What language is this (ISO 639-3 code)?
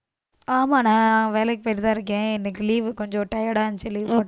tam